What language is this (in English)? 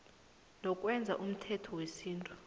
South Ndebele